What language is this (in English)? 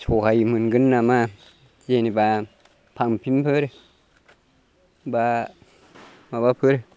Bodo